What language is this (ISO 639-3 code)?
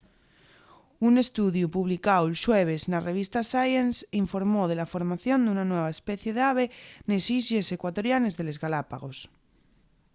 ast